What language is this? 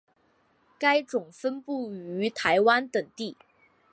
Chinese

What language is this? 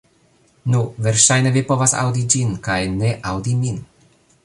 Esperanto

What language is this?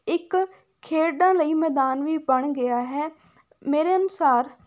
Punjabi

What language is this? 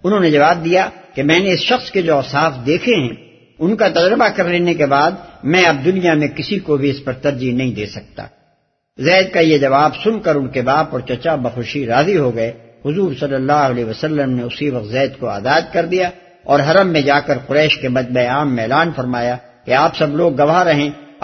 Urdu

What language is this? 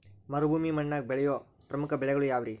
Kannada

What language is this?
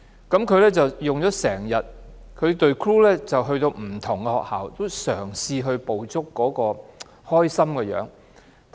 Cantonese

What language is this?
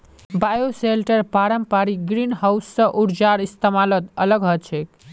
Magahi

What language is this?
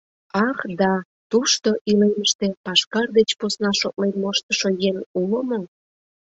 Mari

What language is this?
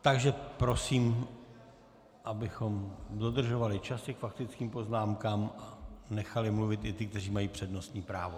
Czech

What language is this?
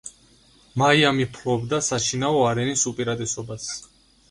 Georgian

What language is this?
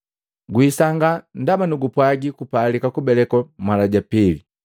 Matengo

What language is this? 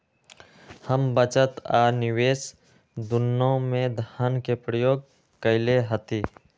Magahi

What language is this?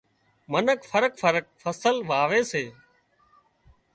Wadiyara Koli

